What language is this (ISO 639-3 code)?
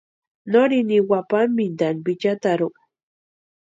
pua